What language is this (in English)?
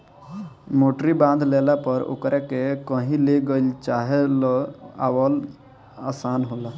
Bhojpuri